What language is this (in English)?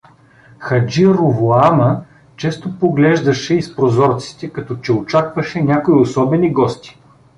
Bulgarian